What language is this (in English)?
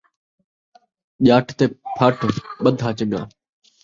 Saraiki